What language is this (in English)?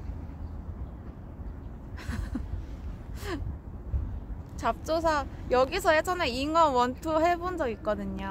Korean